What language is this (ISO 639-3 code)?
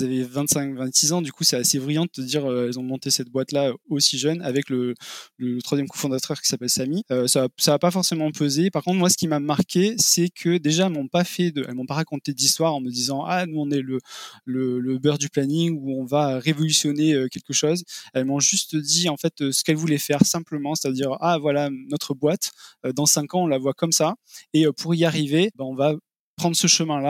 fra